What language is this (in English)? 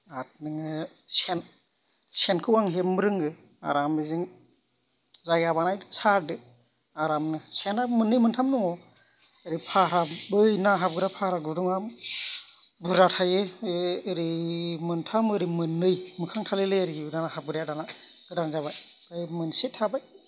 Bodo